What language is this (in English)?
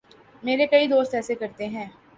Urdu